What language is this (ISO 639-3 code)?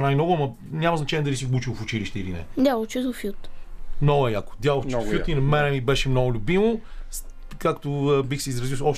bul